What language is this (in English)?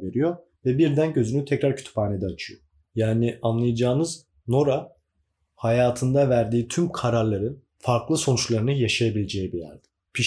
Turkish